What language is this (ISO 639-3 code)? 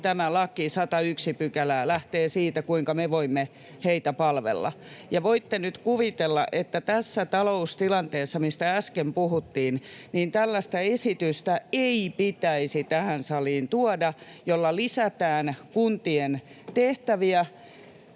fin